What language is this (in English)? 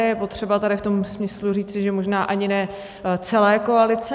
Czech